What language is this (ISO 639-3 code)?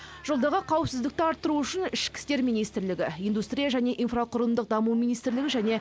kaz